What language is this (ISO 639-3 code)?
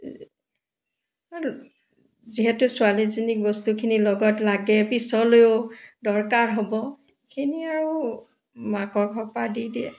asm